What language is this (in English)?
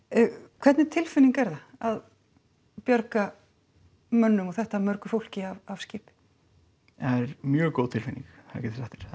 Icelandic